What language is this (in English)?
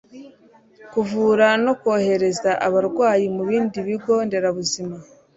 Kinyarwanda